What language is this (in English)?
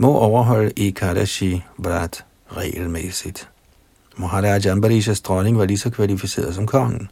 Danish